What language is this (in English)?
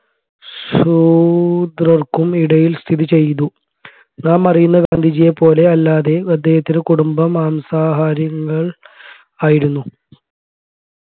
Malayalam